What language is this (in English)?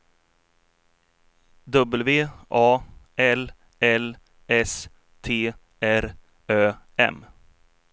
Swedish